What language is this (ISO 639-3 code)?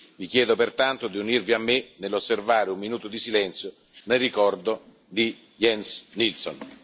ita